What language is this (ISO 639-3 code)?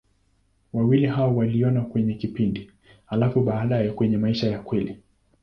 swa